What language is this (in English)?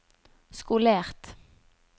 Norwegian